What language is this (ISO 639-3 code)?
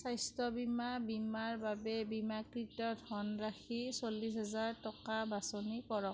asm